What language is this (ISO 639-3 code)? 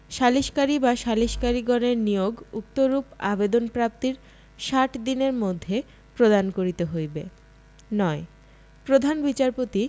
ben